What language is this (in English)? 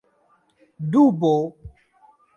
Esperanto